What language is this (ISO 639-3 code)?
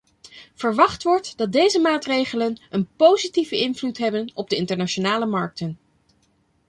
nld